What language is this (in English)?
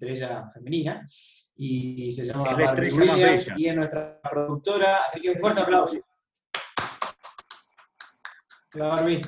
Spanish